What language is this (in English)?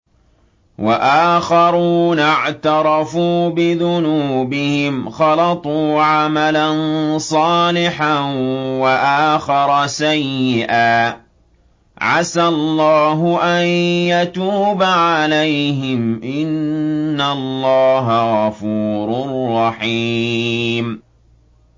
Arabic